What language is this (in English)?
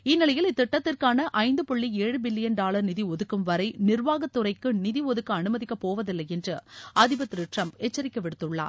Tamil